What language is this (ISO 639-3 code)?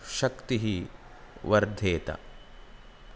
san